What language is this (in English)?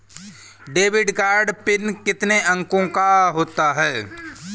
Hindi